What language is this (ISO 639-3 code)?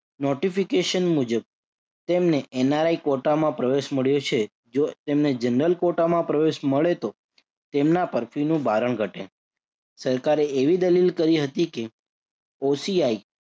guj